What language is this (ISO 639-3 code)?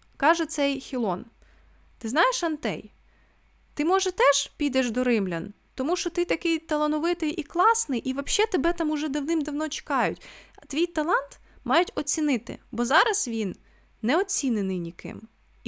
ukr